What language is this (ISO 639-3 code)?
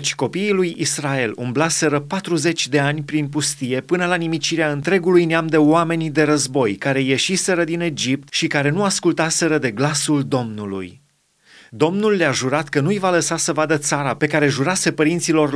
ron